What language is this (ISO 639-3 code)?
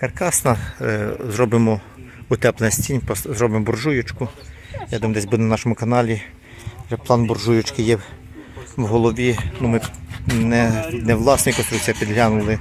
ukr